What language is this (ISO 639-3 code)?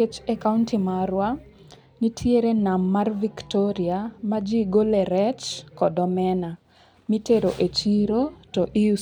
luo